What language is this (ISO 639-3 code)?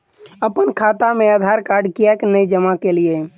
mai